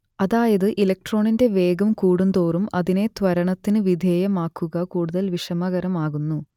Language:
Malayalam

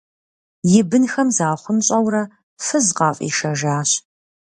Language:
Kabardian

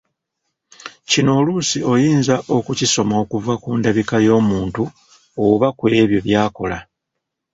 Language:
Ganda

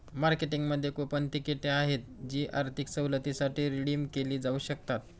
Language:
Marathi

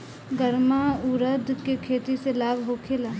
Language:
Bhojpuri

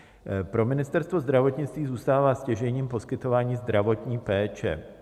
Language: Czech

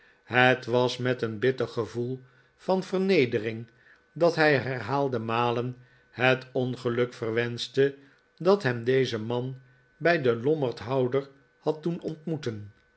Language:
Dutch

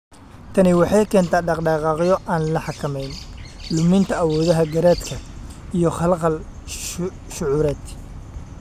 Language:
Somali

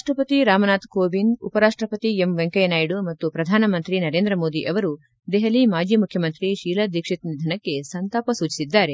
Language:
Kannada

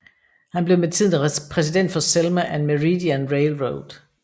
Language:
Danish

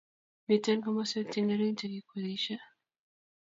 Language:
Kalenjin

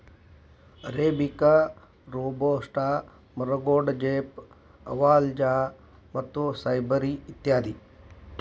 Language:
Kannada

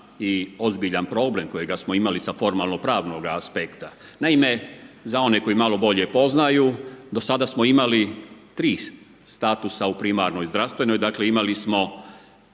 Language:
Croatian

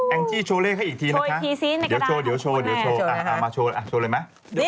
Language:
Thai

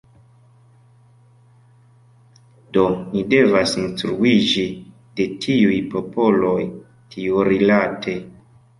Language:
Esperanto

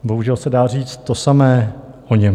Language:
Czech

